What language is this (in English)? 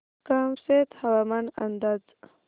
Marathi